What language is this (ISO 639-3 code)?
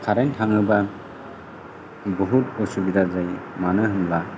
brx